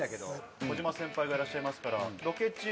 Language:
Japanese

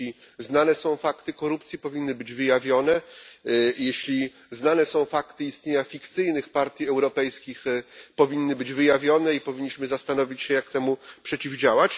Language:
Polish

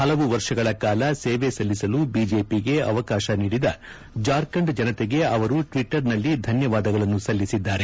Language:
Kannada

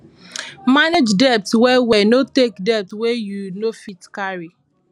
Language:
Nigerian Pidgin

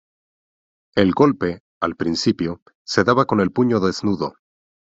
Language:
Spanish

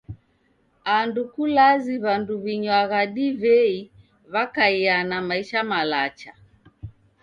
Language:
Taita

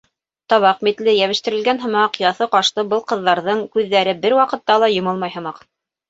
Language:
Bashkir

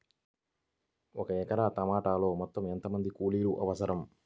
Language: Telugu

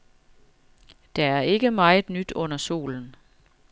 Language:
Danish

